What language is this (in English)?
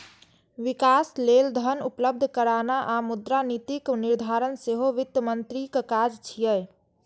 Maithili